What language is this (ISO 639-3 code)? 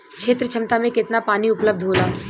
bho